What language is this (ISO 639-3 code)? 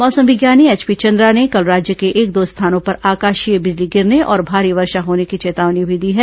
hin